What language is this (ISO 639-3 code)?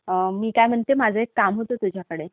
mar